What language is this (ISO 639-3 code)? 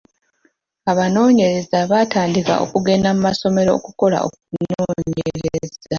lug